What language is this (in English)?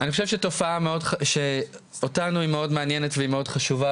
Hebrew